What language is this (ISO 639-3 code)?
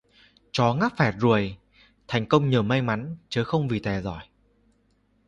vie